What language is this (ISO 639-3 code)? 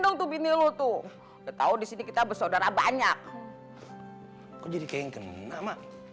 ind